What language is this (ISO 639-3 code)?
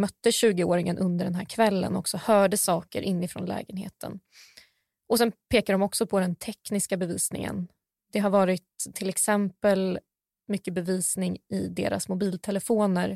swe